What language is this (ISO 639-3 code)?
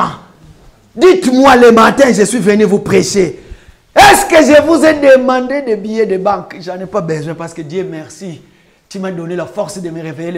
fra